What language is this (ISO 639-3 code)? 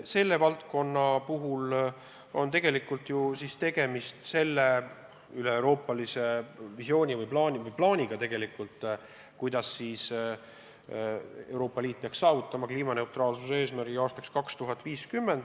est